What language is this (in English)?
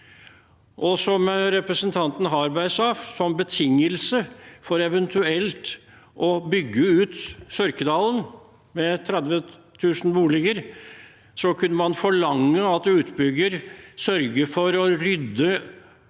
Norwegian